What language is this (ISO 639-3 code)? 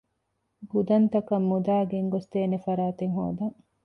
div